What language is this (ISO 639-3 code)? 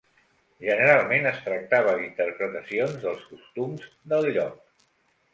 cat